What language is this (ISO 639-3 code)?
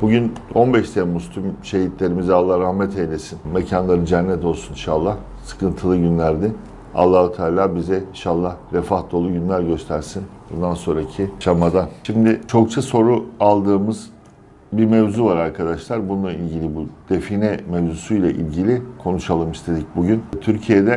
tur